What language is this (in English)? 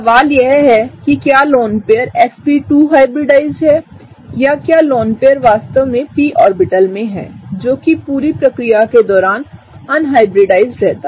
Hindi